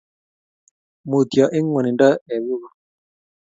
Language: Kalenjin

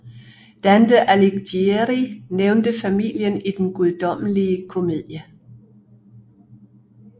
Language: Danish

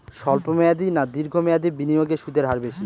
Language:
Bangla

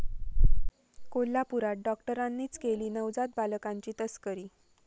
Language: Marathi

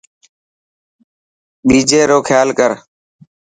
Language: Dhatki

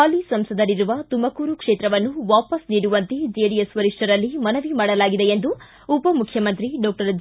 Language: Kannada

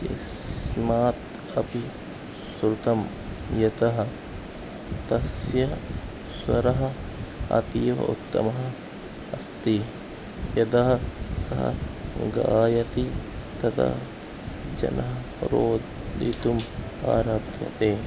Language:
Sanskrit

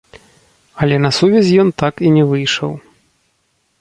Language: Belarusian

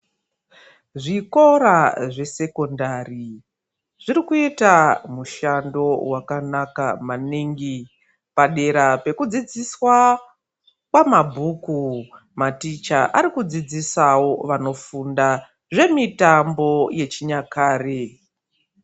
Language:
Ndau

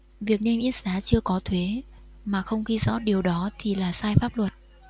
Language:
Vietnamese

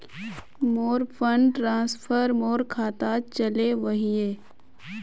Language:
Magahi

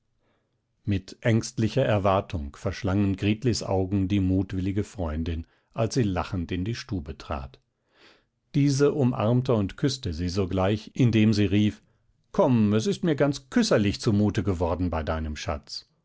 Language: German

